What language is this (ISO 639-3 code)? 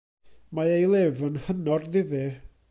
cym